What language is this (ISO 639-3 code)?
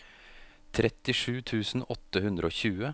nor